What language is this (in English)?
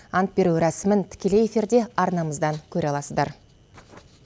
Kazakh